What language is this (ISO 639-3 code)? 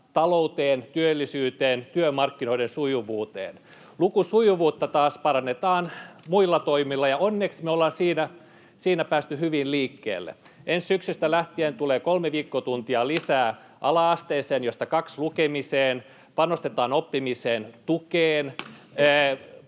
fin